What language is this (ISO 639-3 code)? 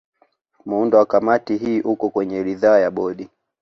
swa